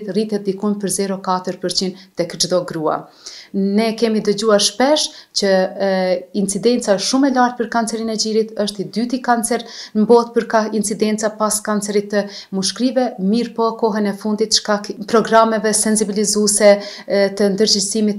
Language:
Romanian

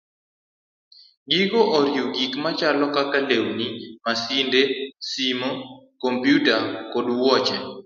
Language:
Luo (Kenya and Tanzania)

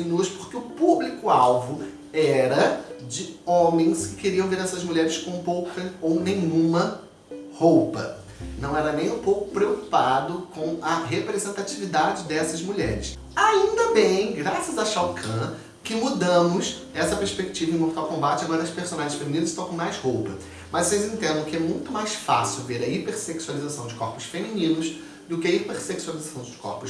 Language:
Portuguese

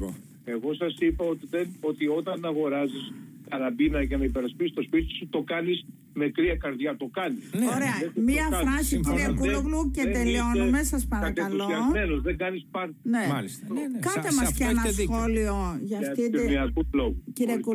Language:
Greek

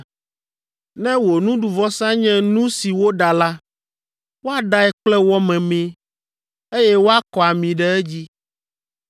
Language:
Ewe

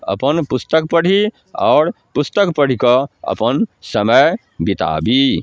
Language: Maithili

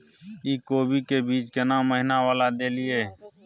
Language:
Maithili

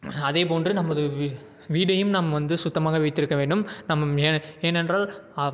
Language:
Tamil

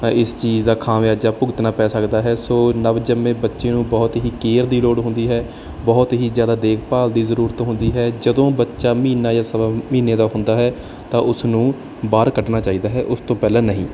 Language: Punjabi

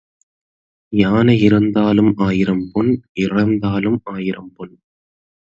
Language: Tamil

